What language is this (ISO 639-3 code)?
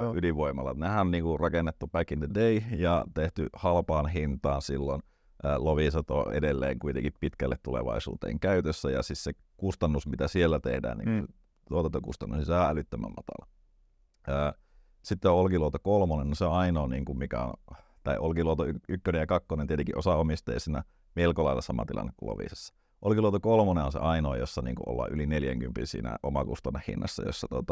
fin